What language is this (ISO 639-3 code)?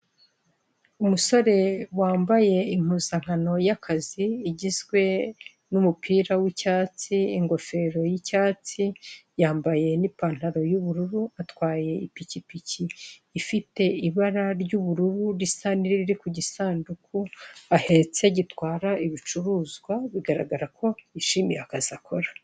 kin